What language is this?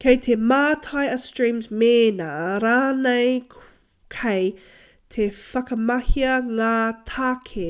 Māori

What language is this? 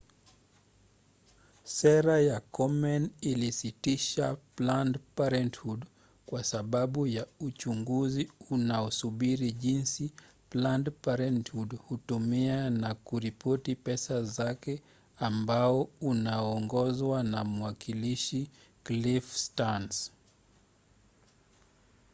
Swahili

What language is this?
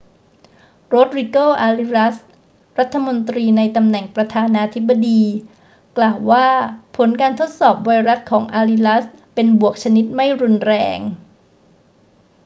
Thai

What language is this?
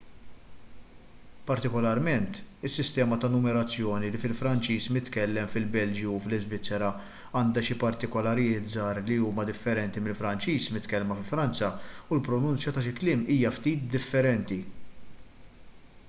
Maltese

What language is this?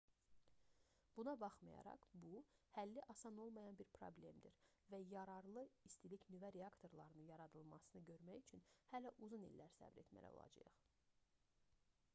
Azerbaijani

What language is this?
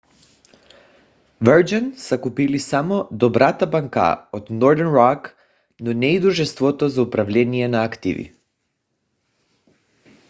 Bulgarian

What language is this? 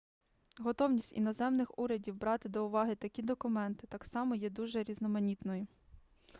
Ukrainian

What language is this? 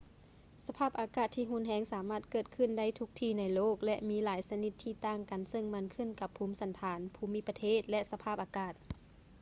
Lao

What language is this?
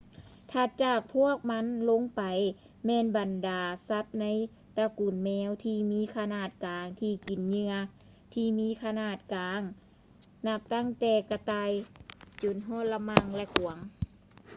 Lao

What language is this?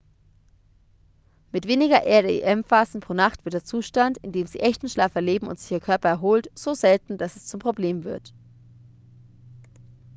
German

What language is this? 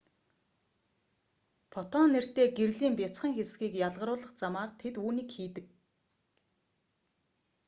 Mongolian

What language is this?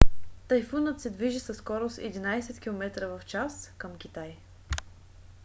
Bulgarian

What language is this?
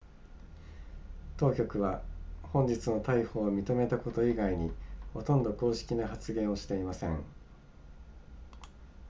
Japanese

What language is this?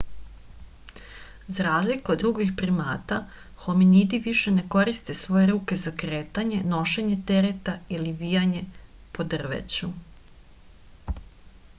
Serbian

